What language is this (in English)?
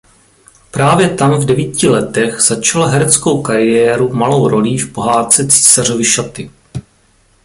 Czech